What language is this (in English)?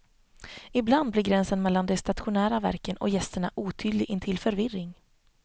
Swedish